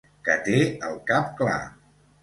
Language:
Catalan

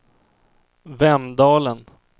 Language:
Swedish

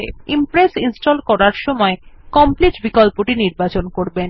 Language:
Bangla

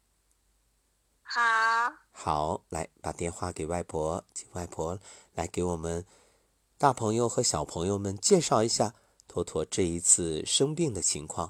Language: Chinese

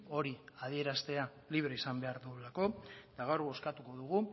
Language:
Basque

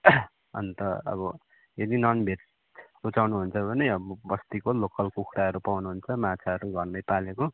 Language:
Nepali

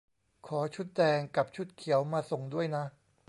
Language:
Thai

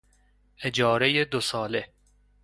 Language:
Persian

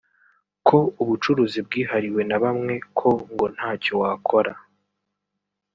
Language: Kinyarwanda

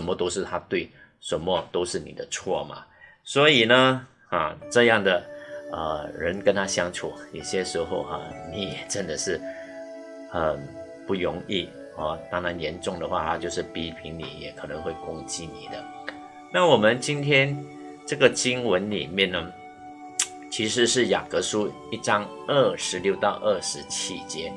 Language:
Chinese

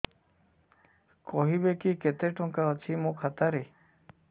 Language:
Odia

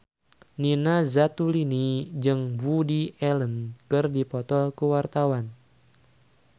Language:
Sundanese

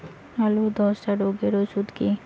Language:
Bangla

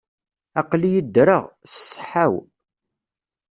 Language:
Kabyle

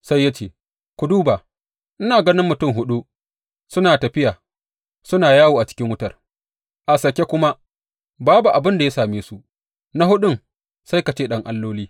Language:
Hausa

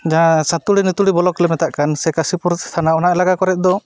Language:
Santali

